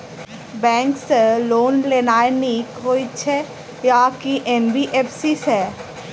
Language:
Maithili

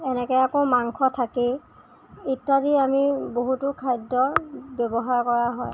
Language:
Assamese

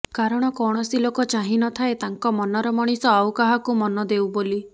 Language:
Odia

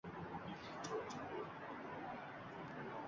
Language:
Uzbek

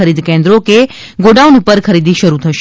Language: Gujarati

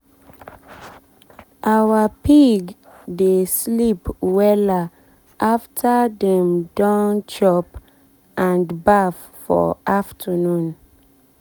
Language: Nigerian Pidgin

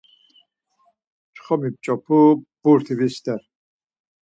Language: Laz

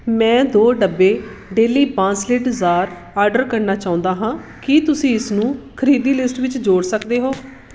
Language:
Punjabi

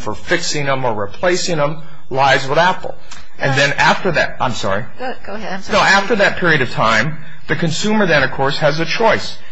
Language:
English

